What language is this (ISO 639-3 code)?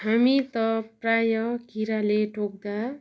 nep